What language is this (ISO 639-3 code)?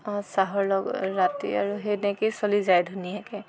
asm